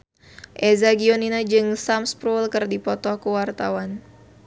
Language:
Sundanese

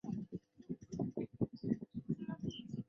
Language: Chinese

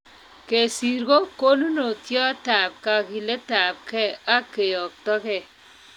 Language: Kalenjin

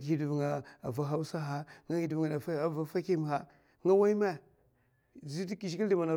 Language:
Mafa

